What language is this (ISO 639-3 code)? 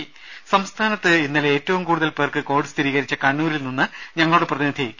mal